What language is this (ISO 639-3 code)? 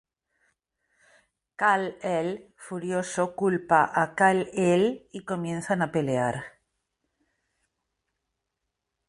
spa